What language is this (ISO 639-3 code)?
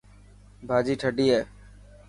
mki